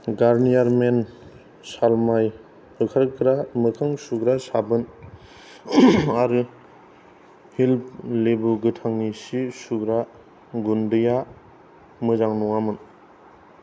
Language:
Bodo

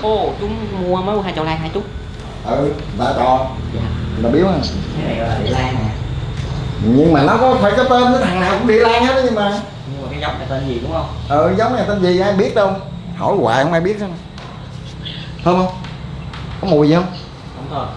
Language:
Vietnamese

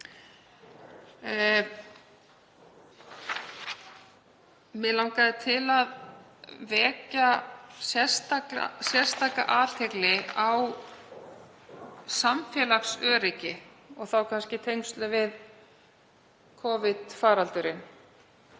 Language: Icelandic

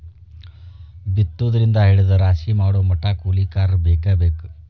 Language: Kannada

